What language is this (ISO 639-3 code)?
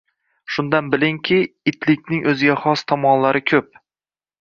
uzb